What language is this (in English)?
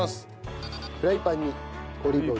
Japanese